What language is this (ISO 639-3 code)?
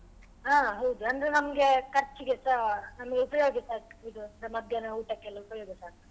kan